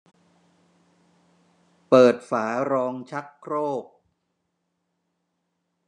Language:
Thai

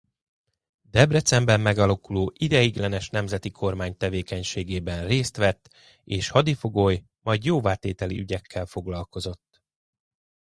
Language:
Hungarian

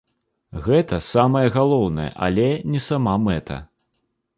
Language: Belarusian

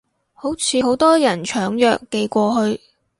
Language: Cantonese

